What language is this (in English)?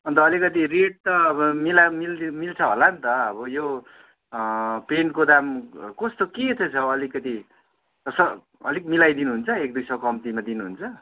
Nepali